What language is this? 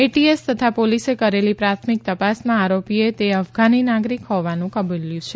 Gujarati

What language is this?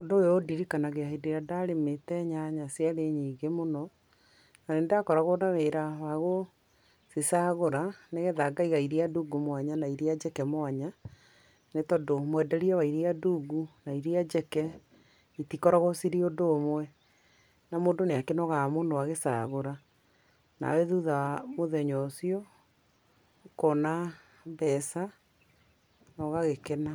Kikuyu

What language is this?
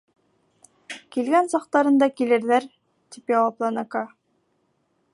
Bashkir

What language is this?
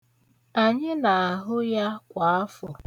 Igbo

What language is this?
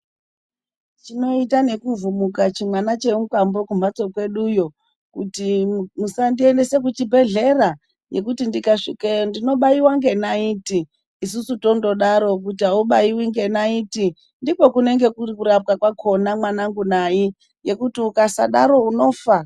Ndau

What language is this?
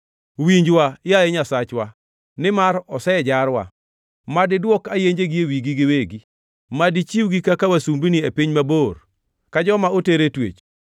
Luo (Kenya and Tanzania)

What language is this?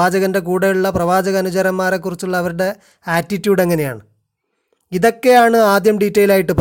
Malayalam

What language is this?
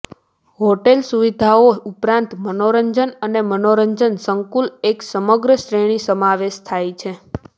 Gujarati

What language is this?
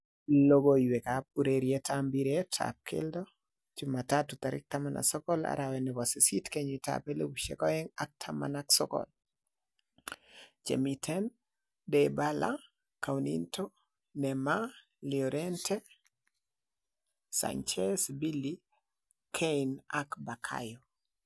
Kalenjin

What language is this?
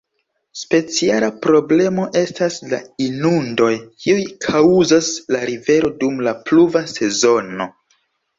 Esperanto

